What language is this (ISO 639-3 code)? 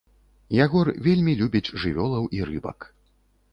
bel